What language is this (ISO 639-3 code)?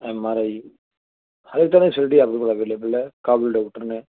pan